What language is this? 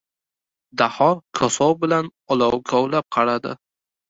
Uzbek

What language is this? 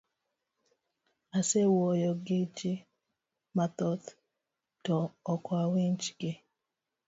Luo (Kenya and Tanzania)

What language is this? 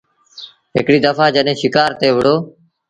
Sindhi Bhil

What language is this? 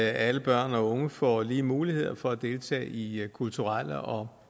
Danish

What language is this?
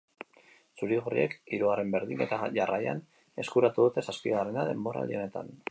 Basque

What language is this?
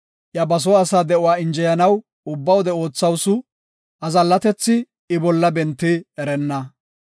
Gofa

